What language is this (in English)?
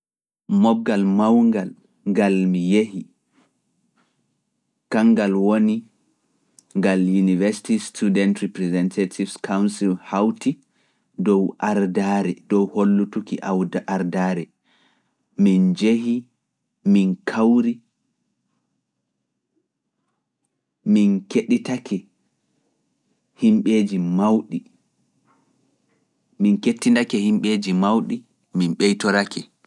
Fula